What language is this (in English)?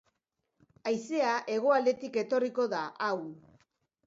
Basque